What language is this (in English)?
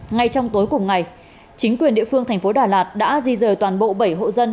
Vietnamese